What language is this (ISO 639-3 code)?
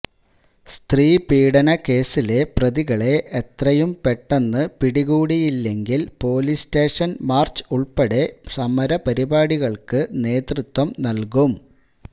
mal